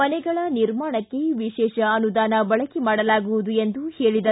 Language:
Kannada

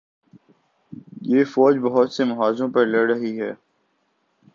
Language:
Urdu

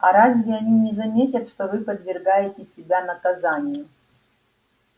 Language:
Russian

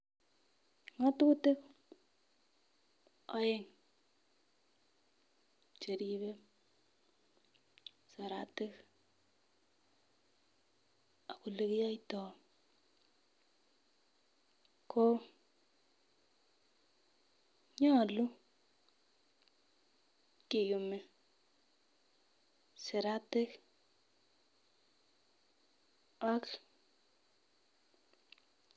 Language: Kalenjin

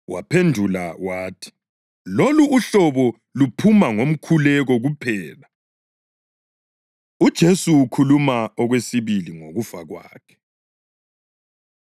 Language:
North Ndebele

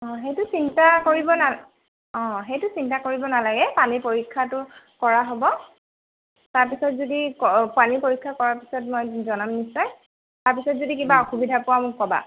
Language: Assamese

